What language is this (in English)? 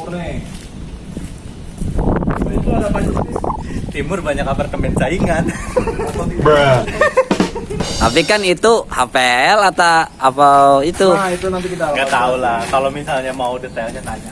Indonesian